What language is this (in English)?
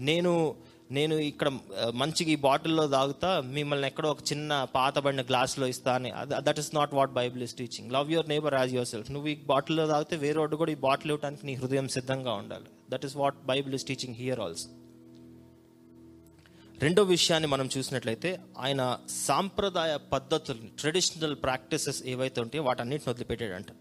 Telugu